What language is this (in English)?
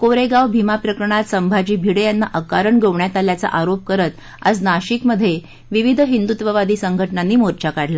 Marathi